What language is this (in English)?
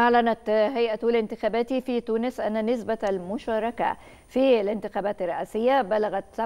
Arabic